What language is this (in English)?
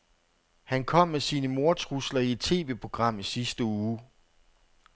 Danish